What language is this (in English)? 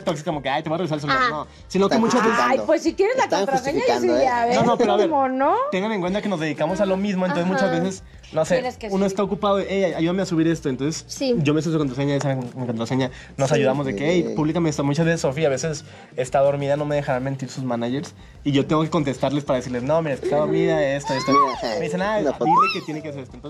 Spanish